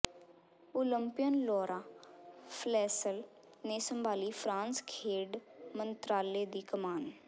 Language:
Punjabi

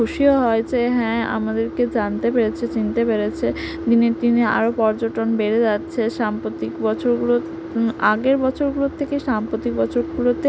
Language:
Bangla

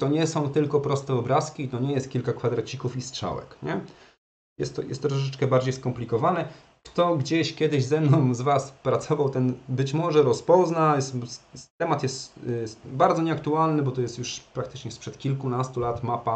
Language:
Polish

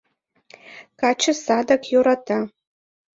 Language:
Mari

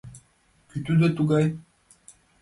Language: Mari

